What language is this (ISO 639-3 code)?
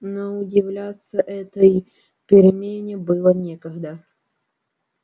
rus